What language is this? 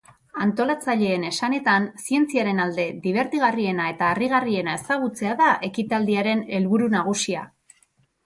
Basque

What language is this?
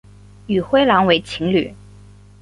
Chinese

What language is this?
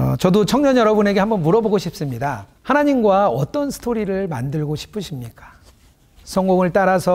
Korean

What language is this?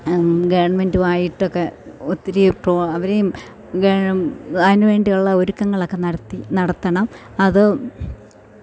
Malayalam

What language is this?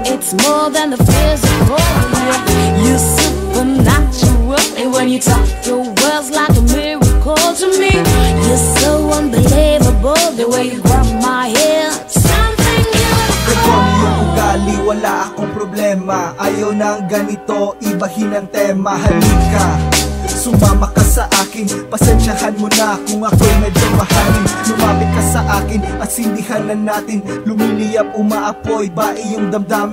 Vietnamese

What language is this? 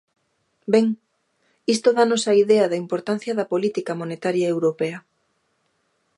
Galician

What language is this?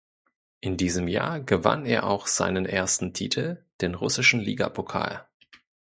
German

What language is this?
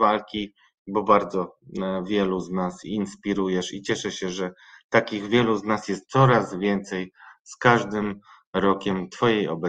Polish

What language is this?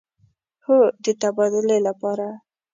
Pashto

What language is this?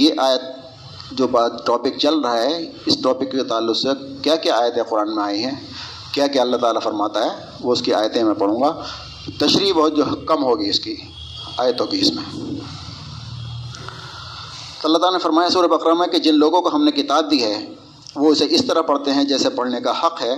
Urdu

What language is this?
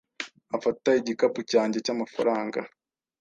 Kinyarwanda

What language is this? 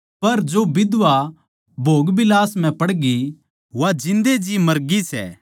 Haryanvi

